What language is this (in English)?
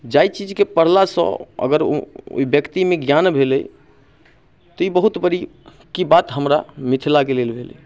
Maithili